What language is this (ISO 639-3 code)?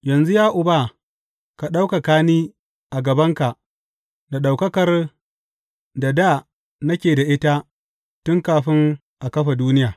hau